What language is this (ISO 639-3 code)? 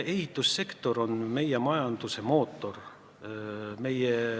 est